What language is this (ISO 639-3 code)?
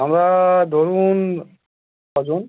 ben